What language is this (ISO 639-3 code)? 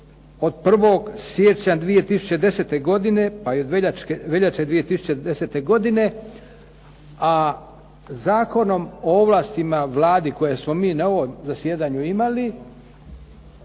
hrv